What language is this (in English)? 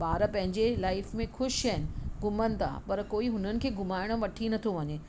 Sindhi